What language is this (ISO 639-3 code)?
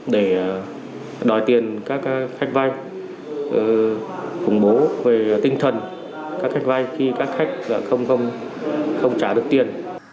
vie